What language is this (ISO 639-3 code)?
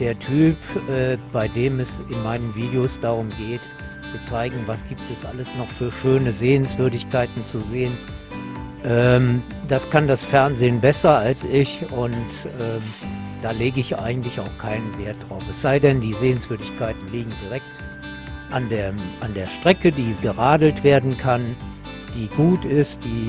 deu